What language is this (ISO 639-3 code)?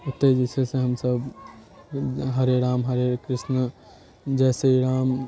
mai